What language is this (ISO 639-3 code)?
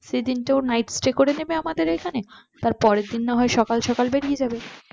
ben